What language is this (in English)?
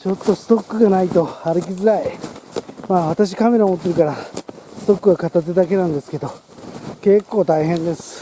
Japanese